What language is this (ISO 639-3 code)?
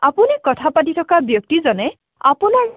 asm